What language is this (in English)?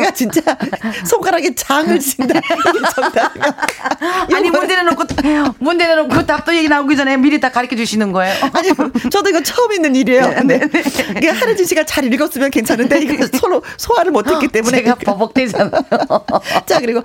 Korean